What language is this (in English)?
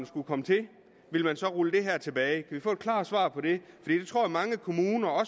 Danish